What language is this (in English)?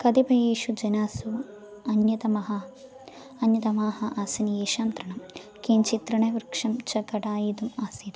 Sanskrit